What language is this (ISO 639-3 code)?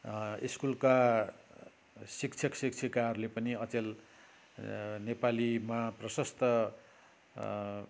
nep